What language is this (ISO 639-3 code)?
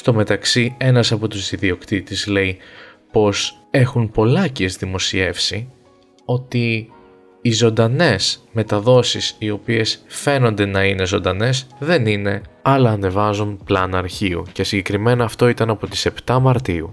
ell